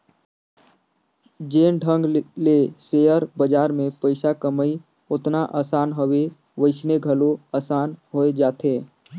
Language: Chhattisgarhi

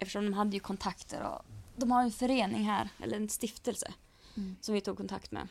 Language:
Swedish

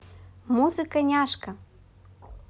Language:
Russian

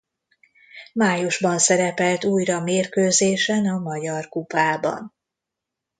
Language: Hungarian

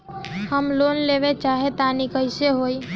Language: Bhojpuri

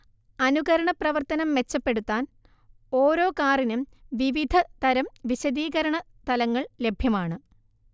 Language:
Malayalam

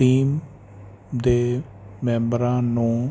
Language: Punjabi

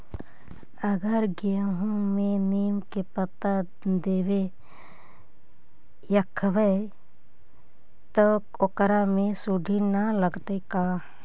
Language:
Magahi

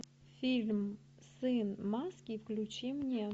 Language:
Russian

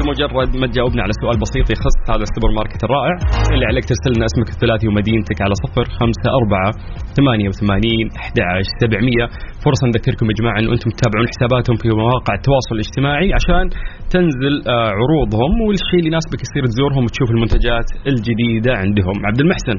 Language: Arabic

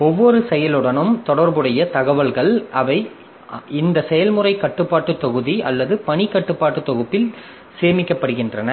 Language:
Tamil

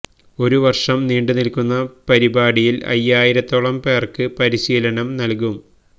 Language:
Malayalam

